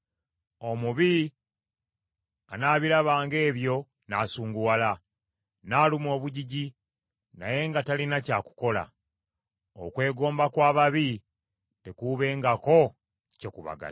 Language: Ganda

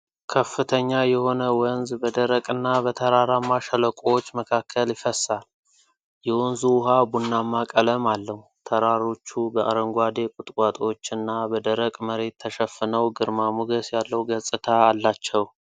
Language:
Amharic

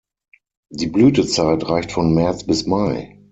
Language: German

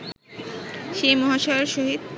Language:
Bangla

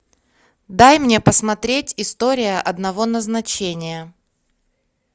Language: Russian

